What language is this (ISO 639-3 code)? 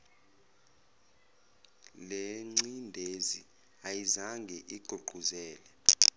zul